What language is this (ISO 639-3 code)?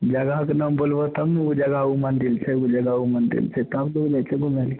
mai